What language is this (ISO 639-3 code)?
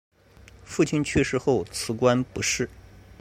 zho